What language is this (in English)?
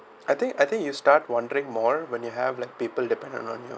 English